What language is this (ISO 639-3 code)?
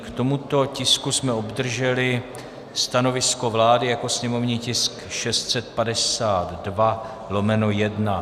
ces